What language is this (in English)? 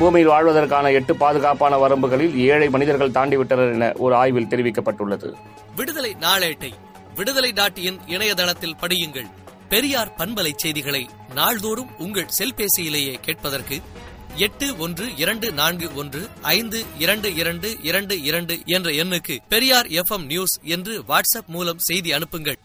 Tamil